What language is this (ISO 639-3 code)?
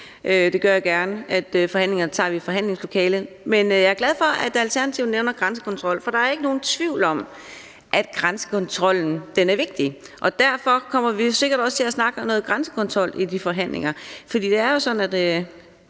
dan